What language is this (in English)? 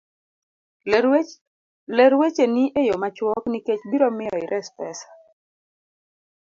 Luo (Kenya and Tanzania)